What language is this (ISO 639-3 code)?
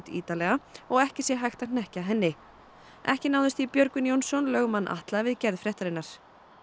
isl